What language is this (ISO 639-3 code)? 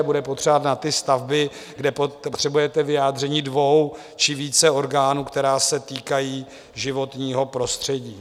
ces